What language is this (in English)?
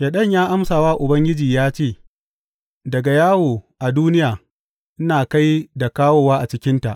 Hausa